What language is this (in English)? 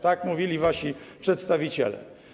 Polish